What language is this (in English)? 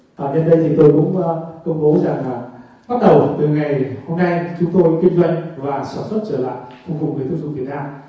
Vietnamese